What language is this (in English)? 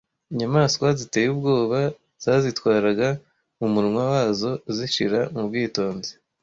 Kinyarwanda